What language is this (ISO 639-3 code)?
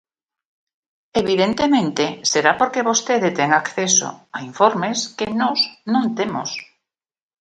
glg